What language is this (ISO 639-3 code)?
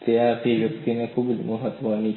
guj